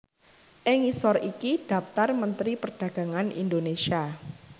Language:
Javanese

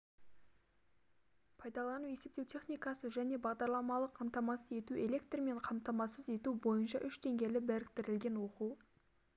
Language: Kazakh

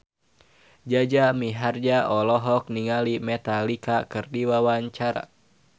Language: Sundanese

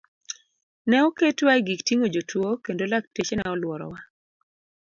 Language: Luo (Kenya and Tanzania)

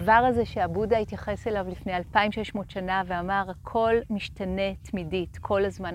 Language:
Hebrew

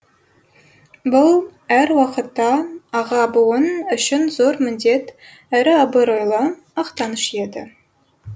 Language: Kazakh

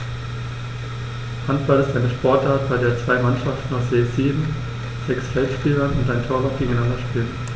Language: German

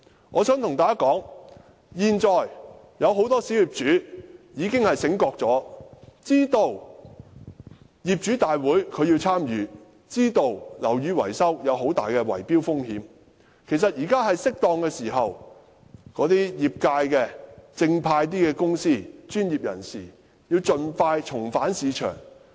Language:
Cantonese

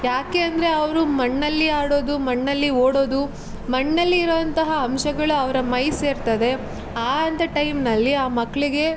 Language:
Kannada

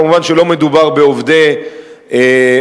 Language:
Hebrew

